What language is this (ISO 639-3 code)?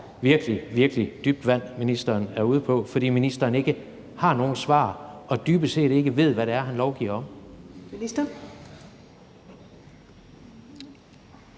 dan